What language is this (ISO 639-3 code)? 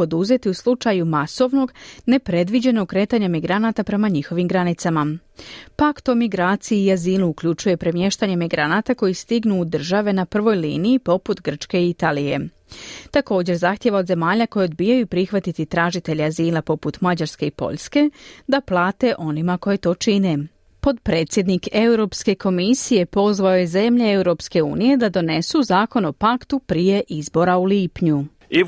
hrv